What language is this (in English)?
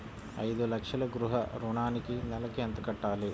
Telugu